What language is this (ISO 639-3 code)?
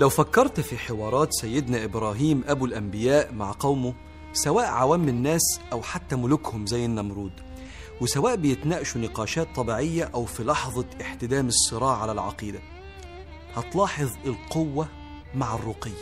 ara